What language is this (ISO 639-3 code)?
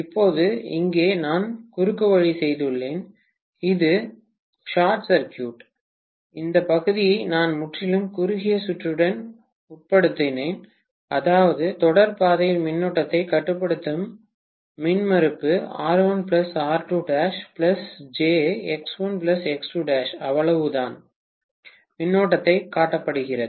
tam